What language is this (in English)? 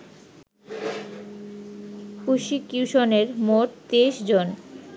Bangla